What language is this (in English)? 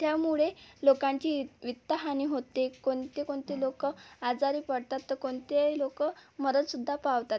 Marathi